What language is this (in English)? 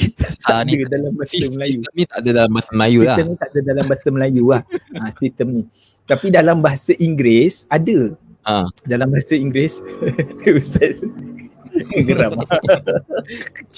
Malay